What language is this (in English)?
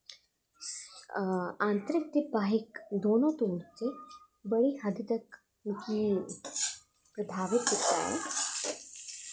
Dogri